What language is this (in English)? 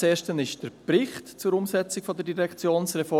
Swiss German